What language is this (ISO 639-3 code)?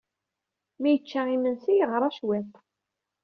kab